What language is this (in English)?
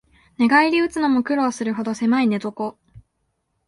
Japanese